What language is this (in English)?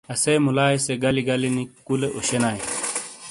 Shina